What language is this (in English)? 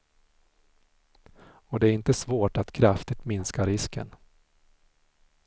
Swedish